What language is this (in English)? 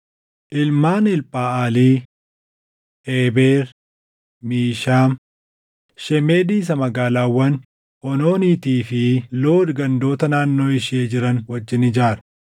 Oromo